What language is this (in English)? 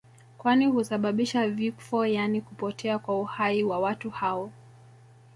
Swahili